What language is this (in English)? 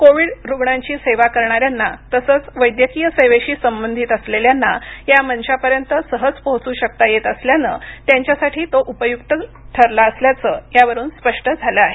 Marathi